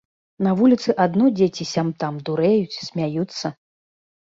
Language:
Belarusian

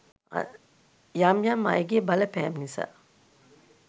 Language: Sinhala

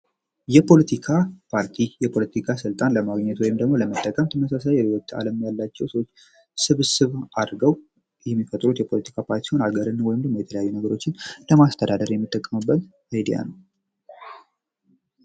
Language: Amharic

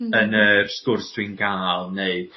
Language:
Welsh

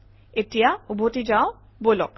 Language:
Assamese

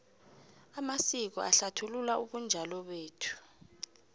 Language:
South Ndebele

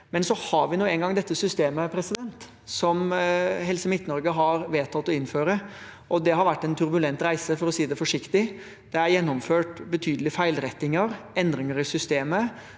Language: Norwegian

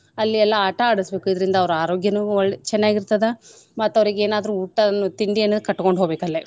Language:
Kannada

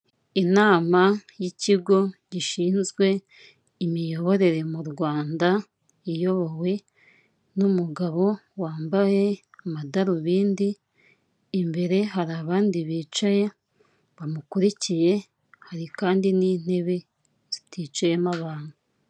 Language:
Kinyarwanda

